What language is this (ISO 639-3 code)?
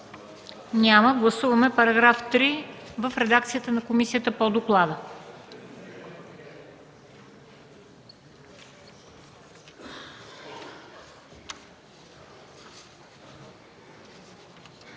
bul